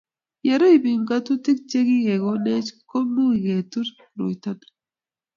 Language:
Kalenjin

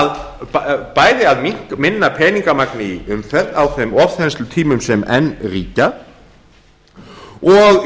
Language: Icelandic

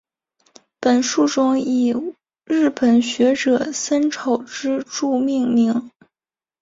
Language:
Chinese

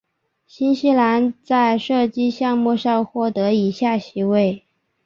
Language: Chinese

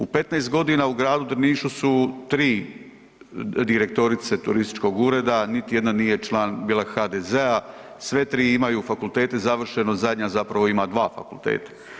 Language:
Croatian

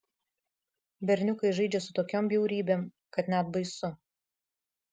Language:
Lithuanian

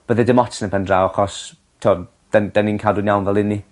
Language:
Welsh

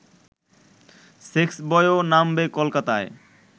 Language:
Bangla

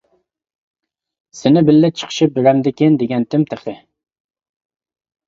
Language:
Uyghur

